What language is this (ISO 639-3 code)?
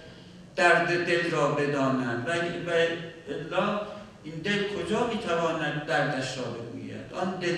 fas